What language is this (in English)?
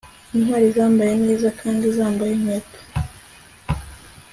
Kinyarwanda